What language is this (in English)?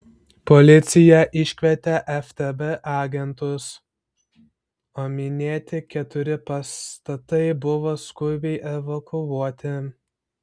Lithuanian